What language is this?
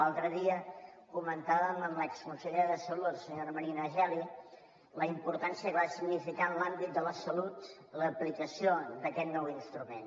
Catalan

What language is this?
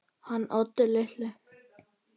Icelandic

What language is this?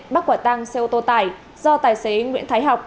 Vietnamese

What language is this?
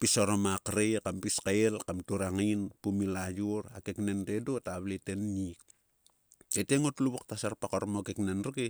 Sulka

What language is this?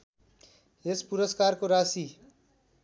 Nepali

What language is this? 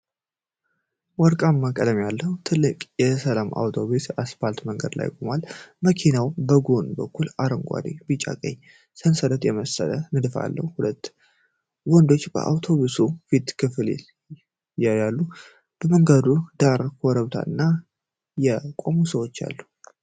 Amharic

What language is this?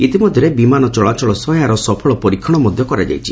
Odia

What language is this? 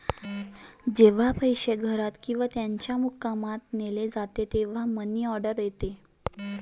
Marathi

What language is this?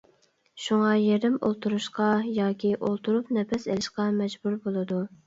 Uyghur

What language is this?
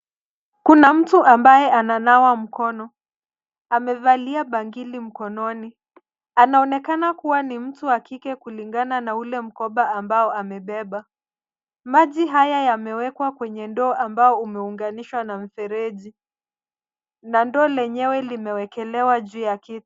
Swahili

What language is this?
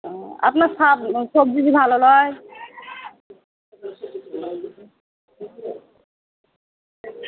Bangla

